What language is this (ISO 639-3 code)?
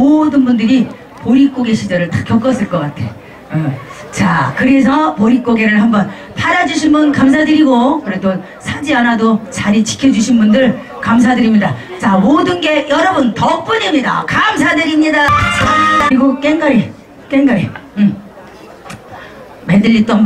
kor